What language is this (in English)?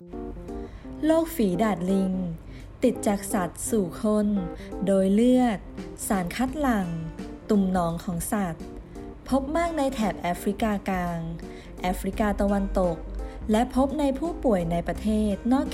Thai